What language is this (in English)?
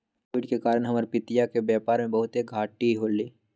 Magahi